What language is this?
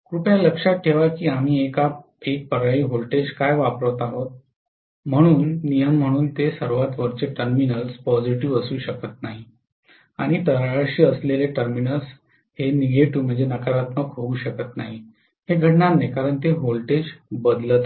Marathi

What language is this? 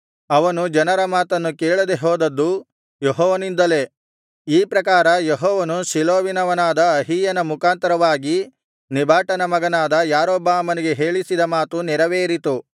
Kannada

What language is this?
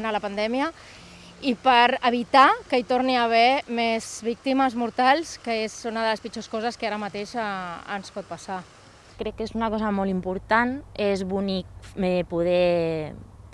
Catalan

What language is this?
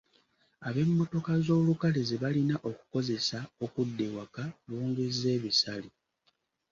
Ganda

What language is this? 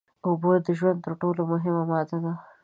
Pashto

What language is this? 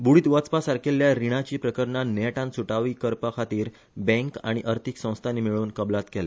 Konkani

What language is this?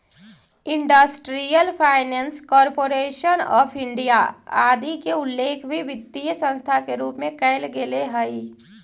Magahi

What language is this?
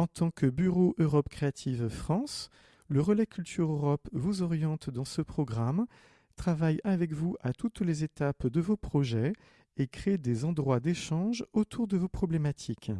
French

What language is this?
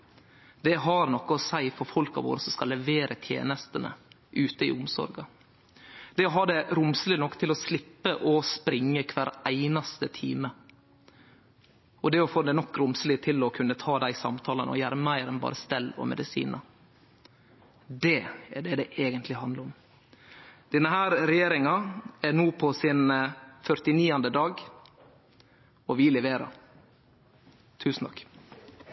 Norwegian Nynorsk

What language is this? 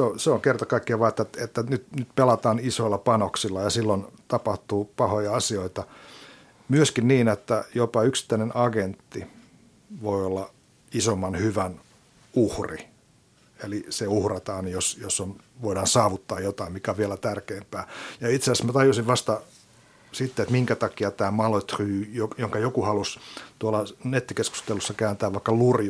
Finnish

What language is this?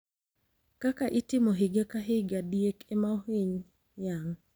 Luo (Kenya and Tanzania)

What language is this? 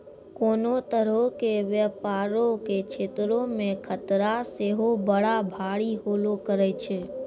Maithili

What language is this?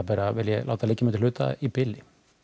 Icelandic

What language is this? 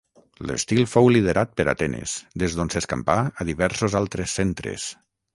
Catalan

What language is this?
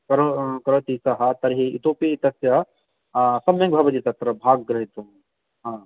Sanskrit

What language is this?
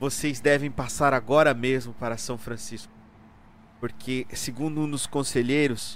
Portuguese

